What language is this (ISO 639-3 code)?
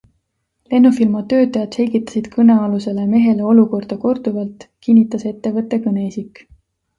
est